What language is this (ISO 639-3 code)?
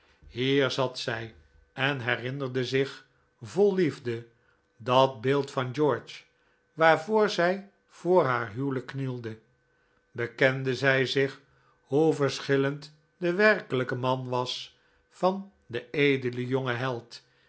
nld